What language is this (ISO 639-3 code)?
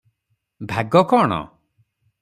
ori